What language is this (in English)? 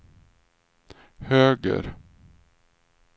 Swedish